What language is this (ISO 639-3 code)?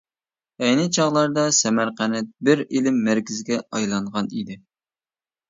uig